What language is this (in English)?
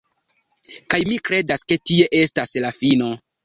Esperanto